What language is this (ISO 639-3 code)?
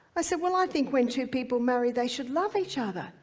eng